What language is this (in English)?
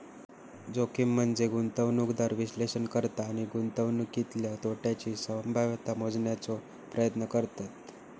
Marathi